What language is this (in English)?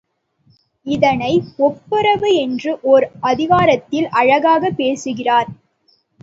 Tamil